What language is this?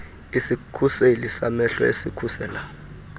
Xhosa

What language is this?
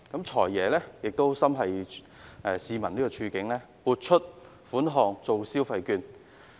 Cantonese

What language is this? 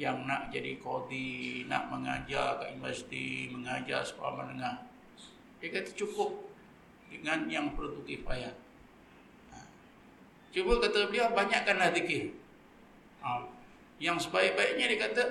Malay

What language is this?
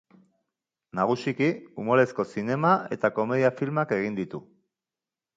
Basque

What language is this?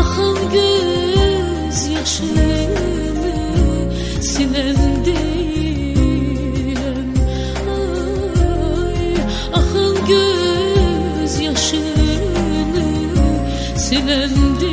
Turkish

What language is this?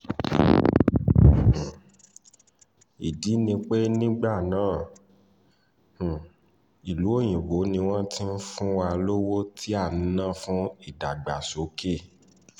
Yoruba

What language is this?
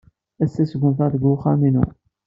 Kabyle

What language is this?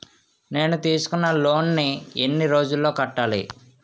Telugu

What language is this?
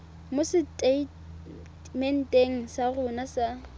Tswana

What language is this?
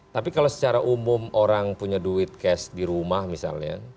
Indonesian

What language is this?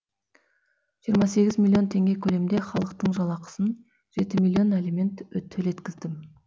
Kazakh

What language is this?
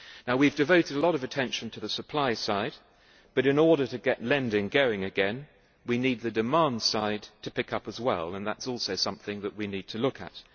English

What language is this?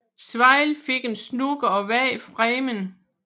Danish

